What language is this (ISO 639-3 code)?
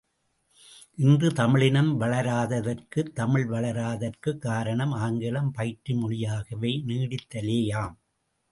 tam